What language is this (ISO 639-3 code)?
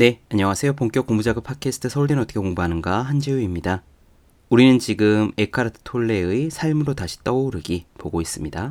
kor